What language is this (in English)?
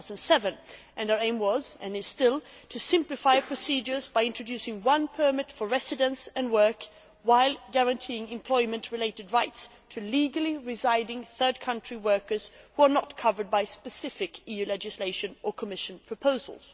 English